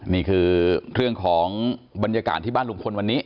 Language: Thai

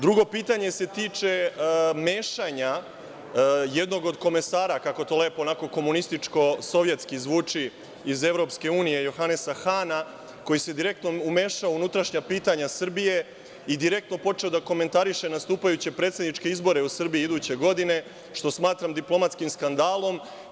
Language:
Serbian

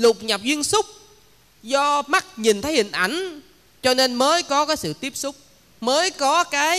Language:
Vietnamese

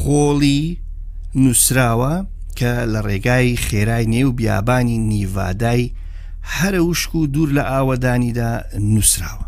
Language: Persian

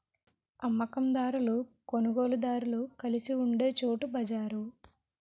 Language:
Telugu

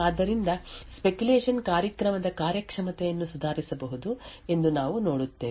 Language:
Kannada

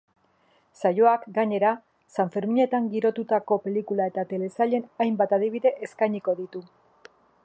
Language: Basque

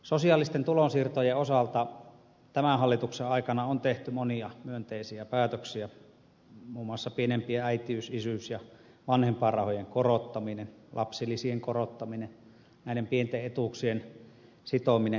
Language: Finnish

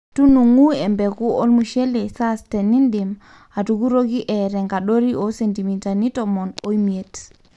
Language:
Masai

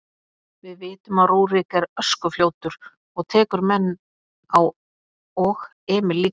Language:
Icelandic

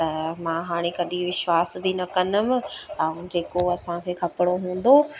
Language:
Sindhi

